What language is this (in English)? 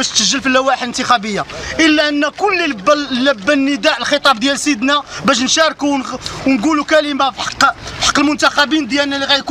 Arabic